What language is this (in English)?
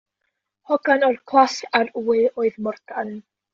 Welsh